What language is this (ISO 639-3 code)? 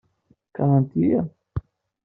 kab